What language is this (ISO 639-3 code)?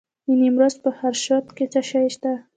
pus